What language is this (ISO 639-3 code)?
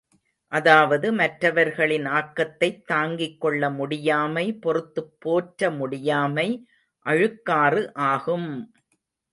tam